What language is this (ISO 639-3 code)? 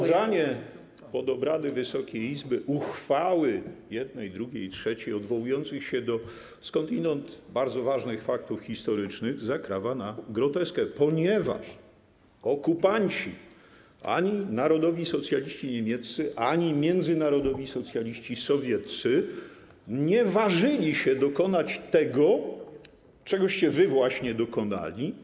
pol